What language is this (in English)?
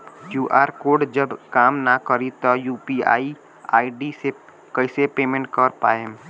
Bhojpuri